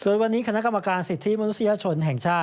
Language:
Thai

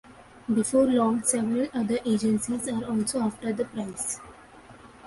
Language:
English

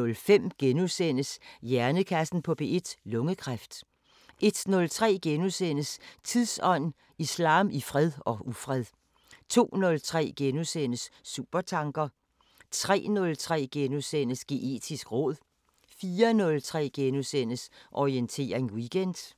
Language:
Danish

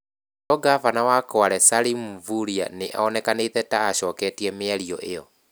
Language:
Kikuyu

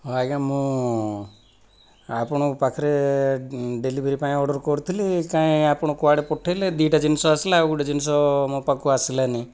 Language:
Odia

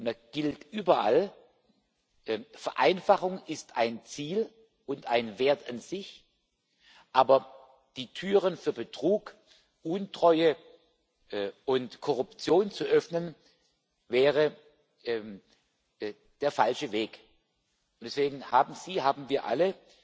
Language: German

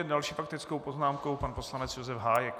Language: Czech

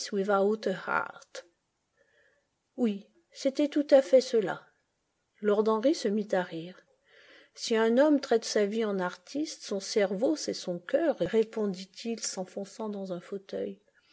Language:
French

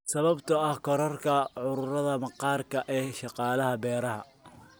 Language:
Somali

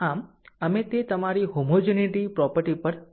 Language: Gujarati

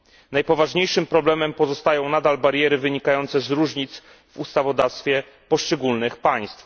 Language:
Polish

